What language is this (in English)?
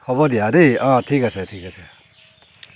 Assamese